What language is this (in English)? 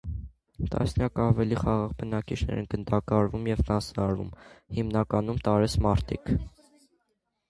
Armenian